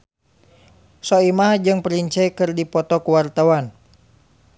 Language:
Sundanese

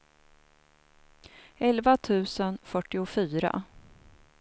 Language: Swedish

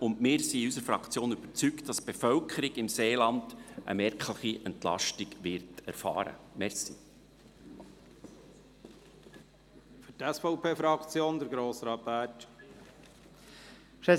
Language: Swiss German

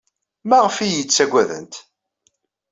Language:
Kabyle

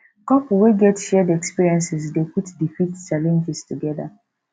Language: Nigerian Pidgin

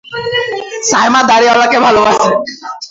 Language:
Bangla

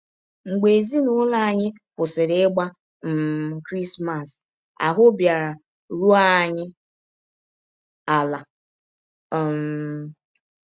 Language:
Igbo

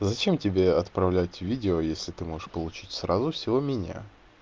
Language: Russian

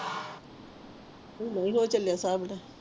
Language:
Punjabi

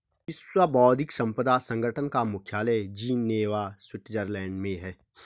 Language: Hindi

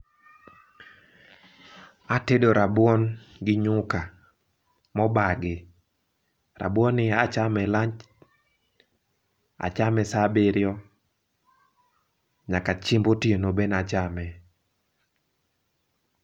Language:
Luo (Kenya and Tanzania)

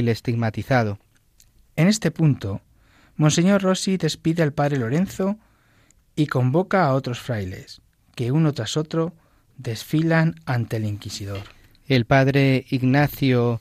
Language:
Spanish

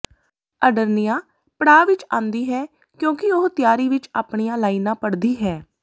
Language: Punjabi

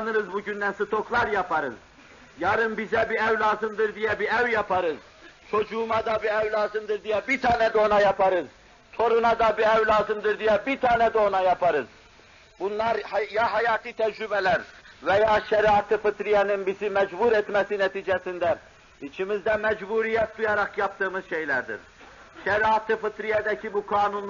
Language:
Turkish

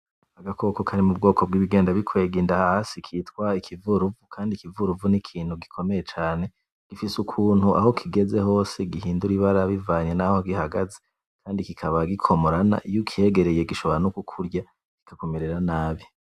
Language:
Rundi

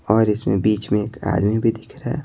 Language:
Hindi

